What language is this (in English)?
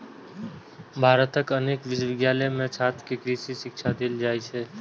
Maithili